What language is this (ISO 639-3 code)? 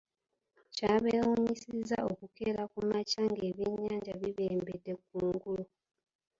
lug